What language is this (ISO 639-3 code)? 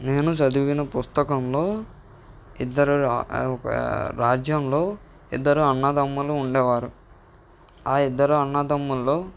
tel